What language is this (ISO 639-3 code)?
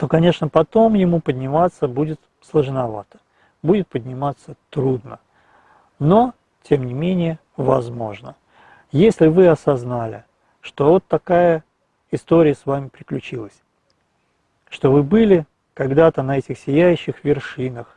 rus